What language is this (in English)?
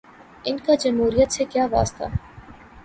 Urdu